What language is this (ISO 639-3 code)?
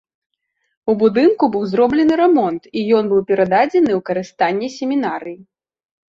bel